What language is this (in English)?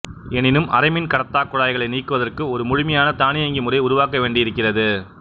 Tamil